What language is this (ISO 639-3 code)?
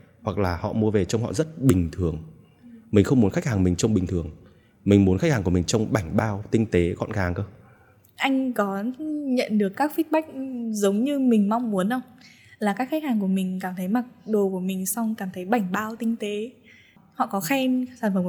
vie